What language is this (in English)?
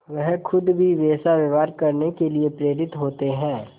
Hindi